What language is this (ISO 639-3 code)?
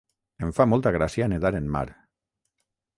cat